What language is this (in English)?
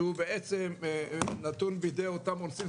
Hebrew